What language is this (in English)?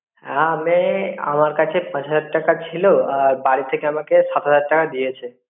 Bangla